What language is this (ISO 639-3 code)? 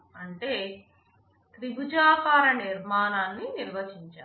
tel